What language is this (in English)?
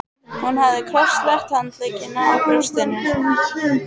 Icelandic